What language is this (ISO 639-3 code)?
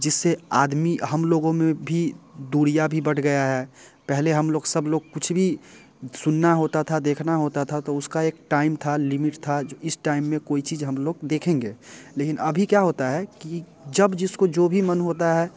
hin